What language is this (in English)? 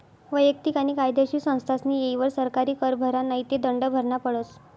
Marathi